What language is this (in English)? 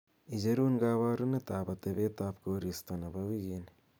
Kalenjin